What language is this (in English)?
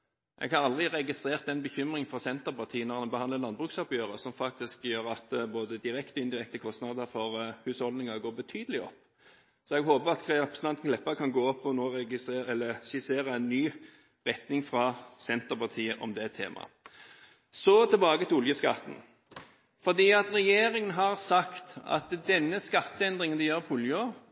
Norwegian Bokmål